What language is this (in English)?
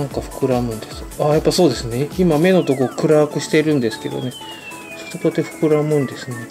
Japanese